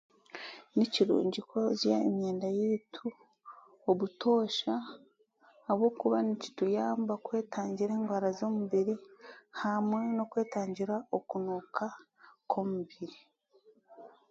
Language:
Chiga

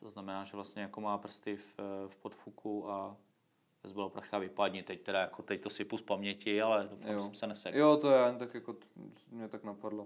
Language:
Czech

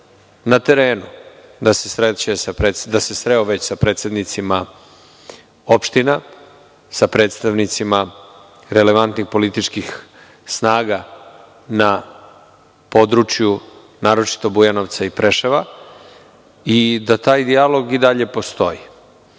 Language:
Serbian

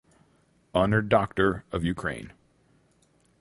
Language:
English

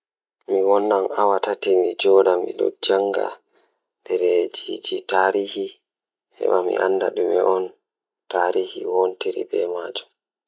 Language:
Fula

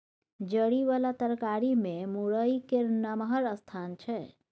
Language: Maithili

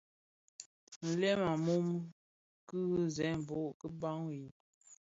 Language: Bafia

